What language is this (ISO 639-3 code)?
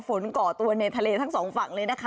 tha